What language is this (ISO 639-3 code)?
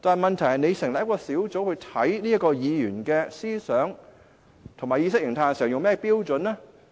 yue